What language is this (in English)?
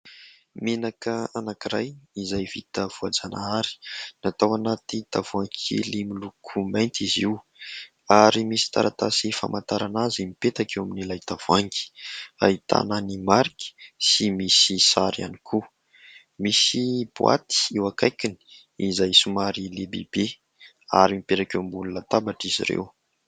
Malagasy